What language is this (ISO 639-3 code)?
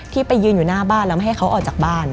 tha